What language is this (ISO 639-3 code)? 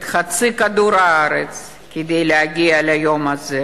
heb